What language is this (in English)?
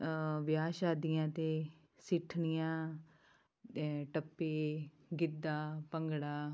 Punjabi